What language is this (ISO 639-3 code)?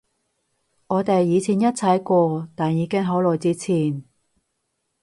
yue